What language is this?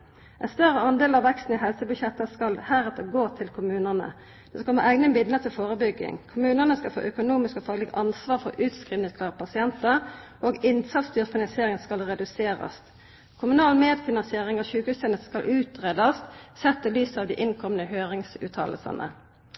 Norwegian Nynorsk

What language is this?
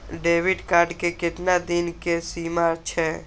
Maithili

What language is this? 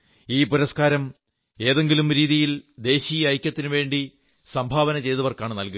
Malayalam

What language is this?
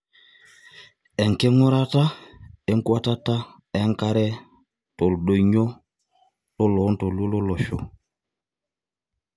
Masai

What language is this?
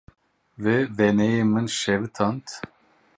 Kurdish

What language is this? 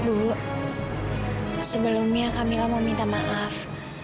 Indonesian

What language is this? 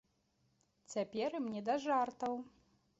Belarusian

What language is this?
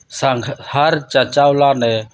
Santali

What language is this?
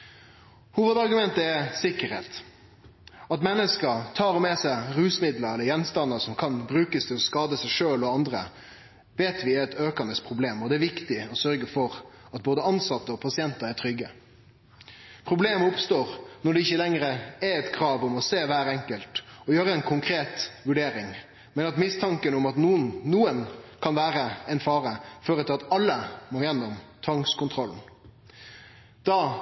Norwegian Nynorsk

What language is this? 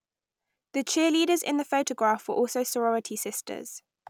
English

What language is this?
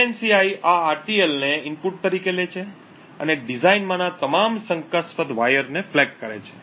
Gujarati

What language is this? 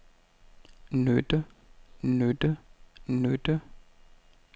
Danish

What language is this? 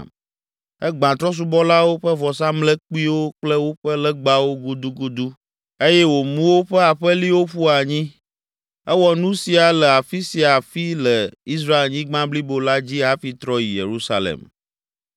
Ewe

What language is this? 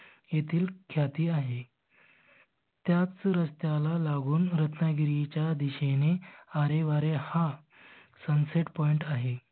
Marathi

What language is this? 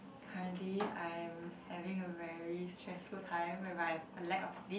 English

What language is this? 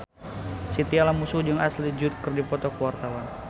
Sundanese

